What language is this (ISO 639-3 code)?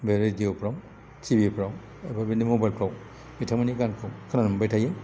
brx